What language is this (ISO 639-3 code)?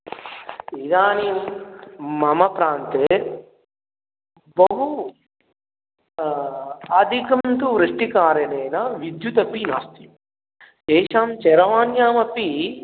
san